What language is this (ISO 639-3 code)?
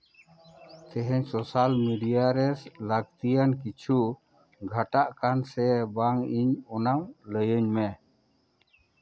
sat